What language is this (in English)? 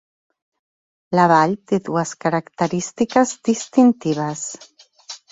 Catalan